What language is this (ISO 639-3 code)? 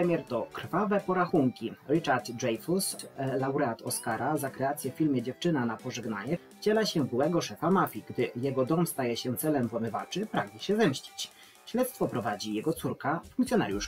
pol